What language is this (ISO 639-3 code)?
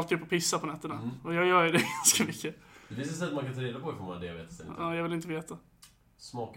swe